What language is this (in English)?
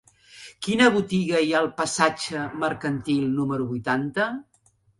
Catalan